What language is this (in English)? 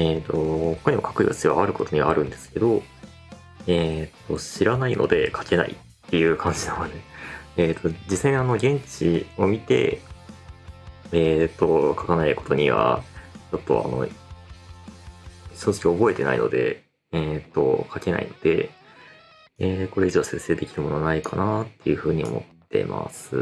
Japanese